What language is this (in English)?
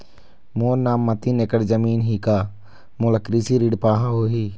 Chhattisgarhi